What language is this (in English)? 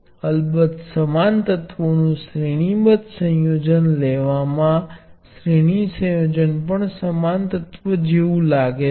Gujarati